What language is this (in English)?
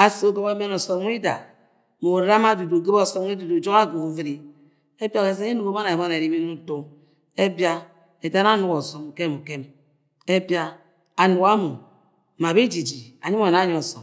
Agwagwune